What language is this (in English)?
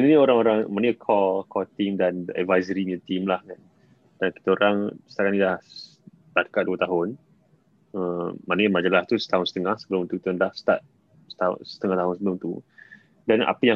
Malay